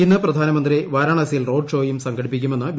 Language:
Malayalam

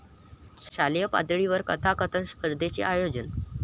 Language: Marathi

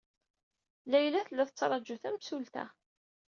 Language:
Kabyle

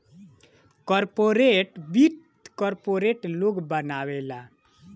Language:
Bhojpuri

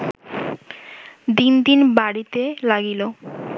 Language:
Bangla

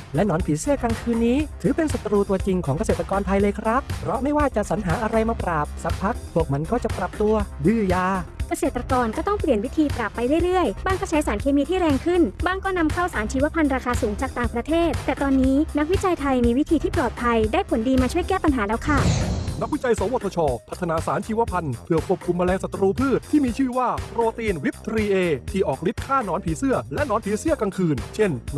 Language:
Thai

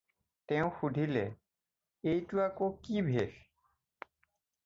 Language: Assamese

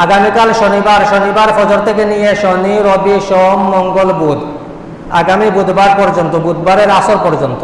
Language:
Indonesian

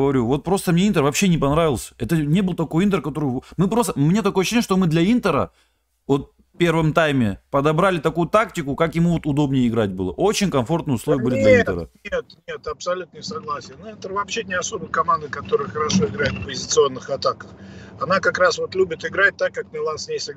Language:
Russian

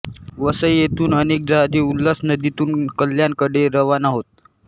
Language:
Marathi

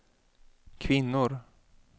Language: Swedish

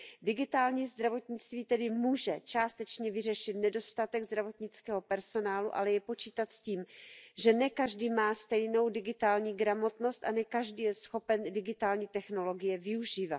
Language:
Czech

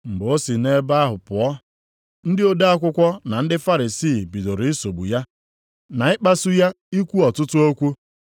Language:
Igbo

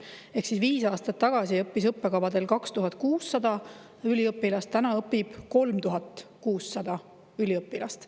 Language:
Estonian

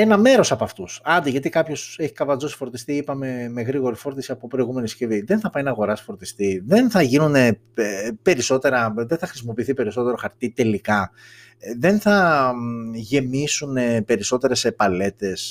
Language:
Greek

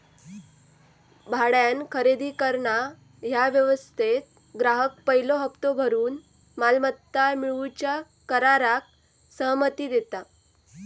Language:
Marathi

